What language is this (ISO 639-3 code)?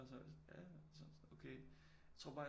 dan